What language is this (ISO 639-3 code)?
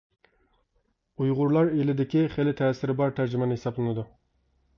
uig